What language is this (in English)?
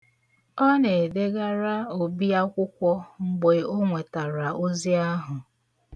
Igbo